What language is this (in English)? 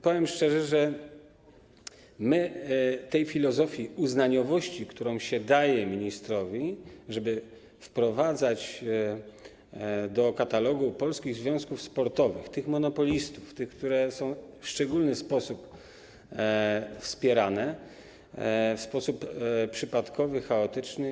Polish